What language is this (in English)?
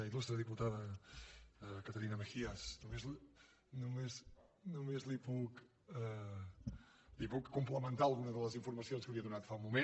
Catalan